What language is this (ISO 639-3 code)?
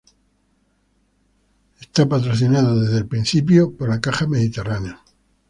spa